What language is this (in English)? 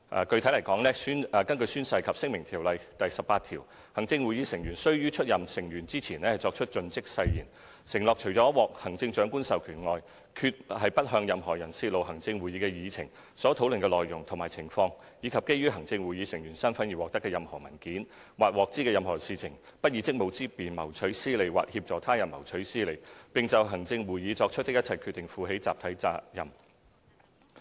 Cantonese